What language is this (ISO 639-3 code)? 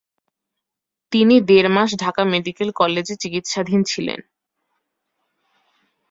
ben